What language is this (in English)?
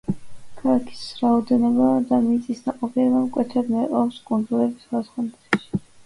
Georgian